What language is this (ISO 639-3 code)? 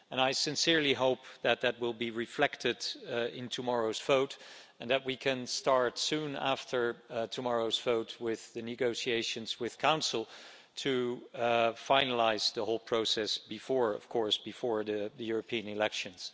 eng